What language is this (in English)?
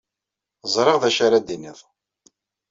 Kabyle